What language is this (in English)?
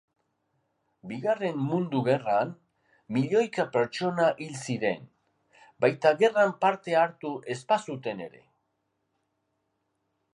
Basque